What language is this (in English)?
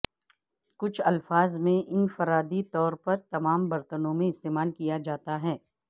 Urdu